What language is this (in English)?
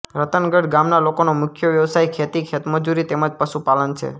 Gujarati